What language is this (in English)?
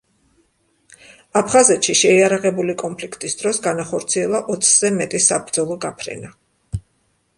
Georgian